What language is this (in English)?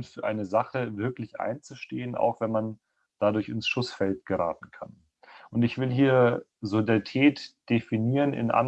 German